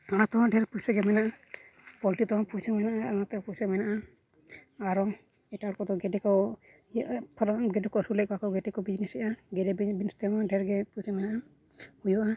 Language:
Santali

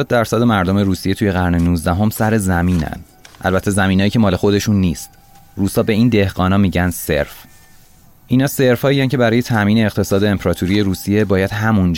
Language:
Persian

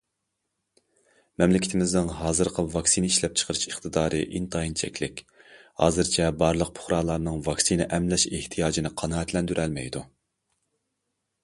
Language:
Uyghur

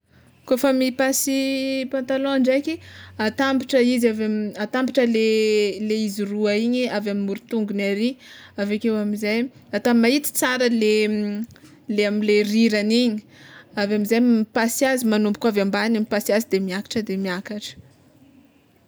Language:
Tsimihety Malagasy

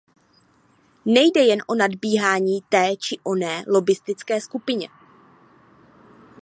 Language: Czech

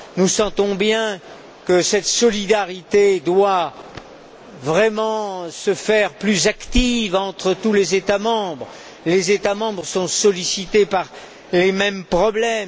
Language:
French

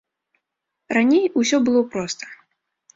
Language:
Belarusian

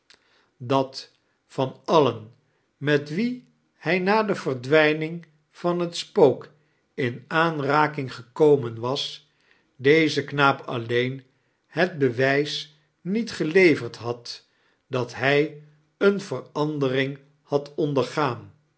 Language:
Dutch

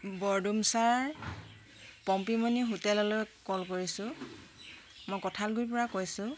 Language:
Assamese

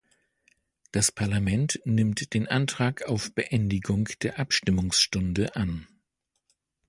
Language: German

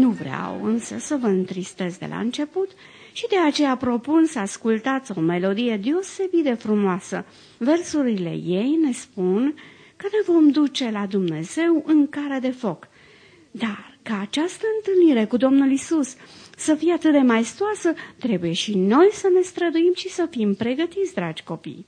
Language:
Romanian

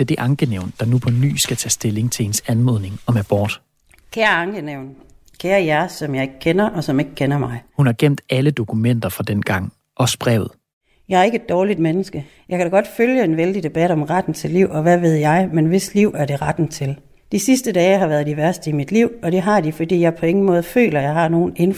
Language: Danish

